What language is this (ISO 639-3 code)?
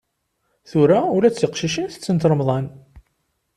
kab